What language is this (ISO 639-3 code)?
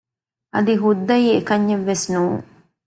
div